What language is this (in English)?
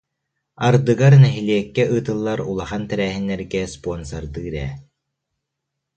Yakut